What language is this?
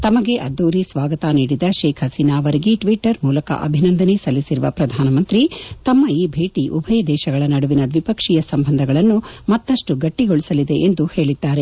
Kannada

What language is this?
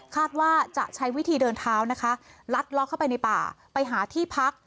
Thai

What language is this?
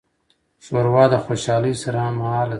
Pashto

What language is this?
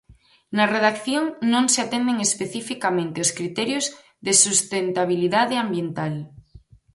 Galician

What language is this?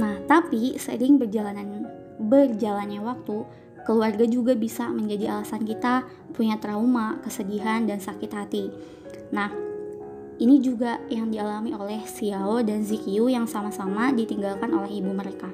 Indonesian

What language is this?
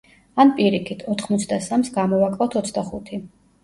Georgian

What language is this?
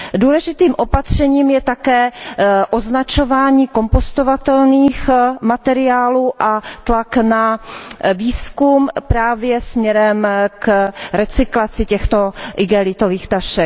Czech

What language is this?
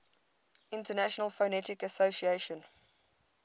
English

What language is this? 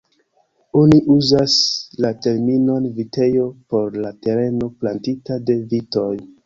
Esperanto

